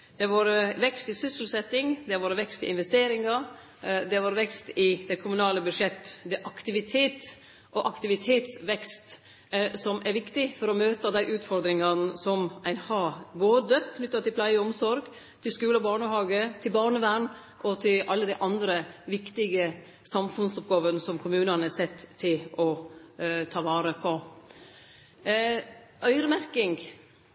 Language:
Norwegian Nynorsk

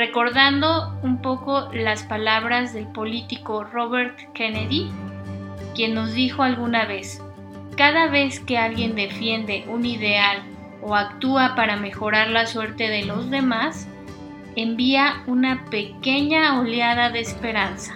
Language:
Spanish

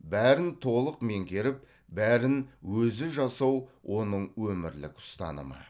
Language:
Kazakh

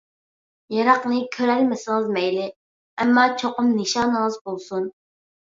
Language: Uyghur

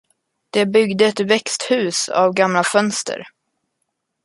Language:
Swedish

